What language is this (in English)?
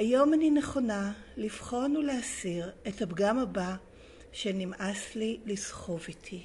Hebrew